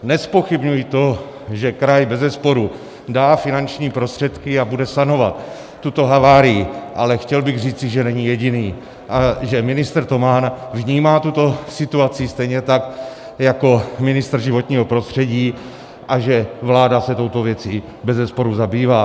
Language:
Czech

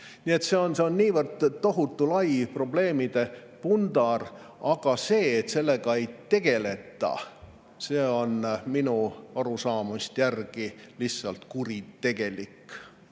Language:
Estonian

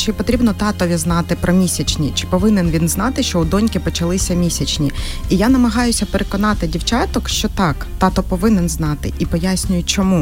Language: Ukrainian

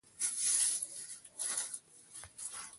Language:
Pashto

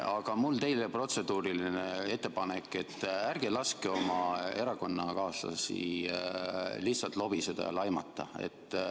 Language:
Estonian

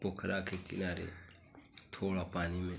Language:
Hindi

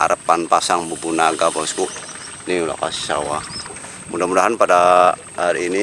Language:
Indonesian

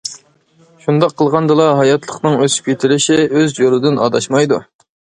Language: Uyghur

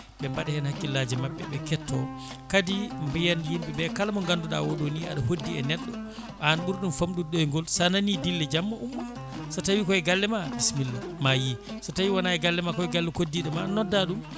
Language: Fula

